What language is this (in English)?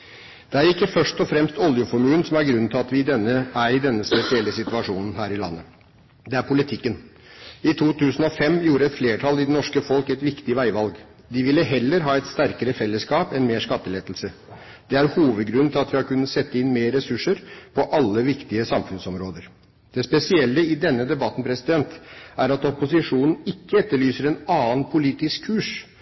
Norwegian Bokmål